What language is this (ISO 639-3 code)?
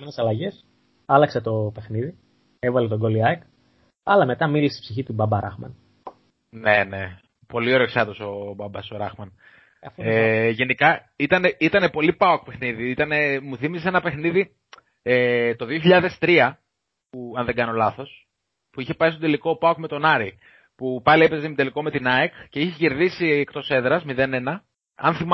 ell